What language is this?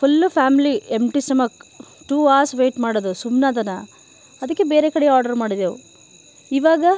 Kannada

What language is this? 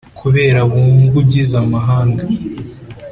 Kinyarwanda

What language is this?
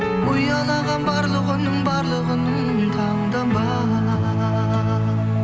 Kazakh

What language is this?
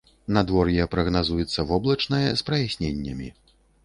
Belarusian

